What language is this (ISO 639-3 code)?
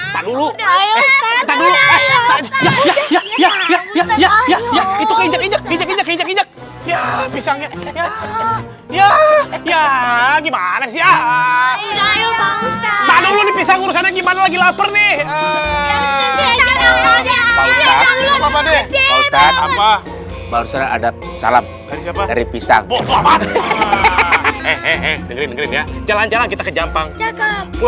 ind